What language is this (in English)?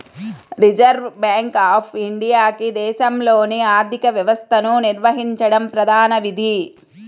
Telugu